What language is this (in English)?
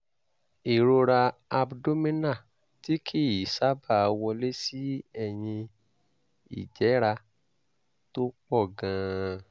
Yoruba